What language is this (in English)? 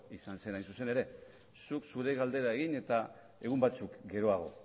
Basque